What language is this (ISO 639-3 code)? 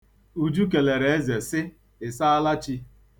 ibo